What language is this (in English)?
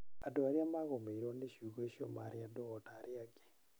Kikuyu